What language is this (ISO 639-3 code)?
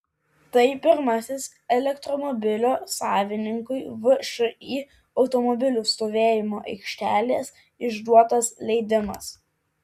lit